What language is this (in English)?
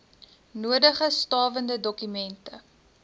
Afrikaans